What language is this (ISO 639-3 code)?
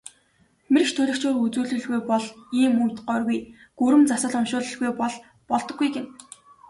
mon